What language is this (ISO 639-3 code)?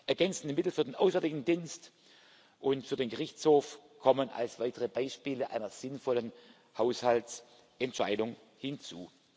deu